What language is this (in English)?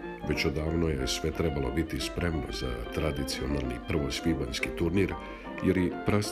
Croatian